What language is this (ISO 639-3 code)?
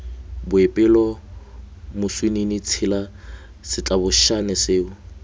tsn